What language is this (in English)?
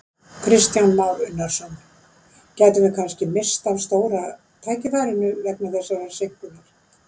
Icelandic